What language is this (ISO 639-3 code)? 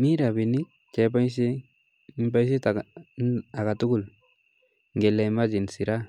kln